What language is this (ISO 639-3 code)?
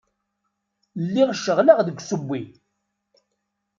kab